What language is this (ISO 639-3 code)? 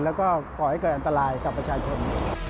tha